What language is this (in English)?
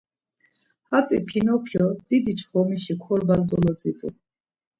Laz